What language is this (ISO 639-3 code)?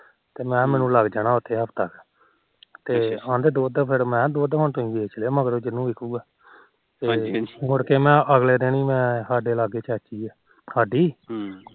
pan